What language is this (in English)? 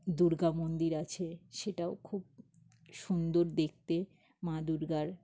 Bangla